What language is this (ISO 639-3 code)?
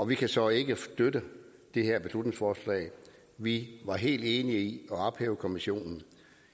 dan